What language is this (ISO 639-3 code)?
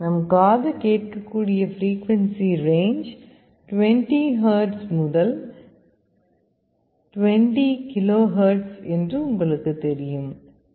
tam